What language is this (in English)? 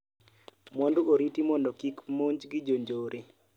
Luo (Kenya and Tanzania)